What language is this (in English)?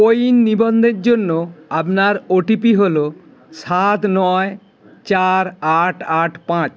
Bangla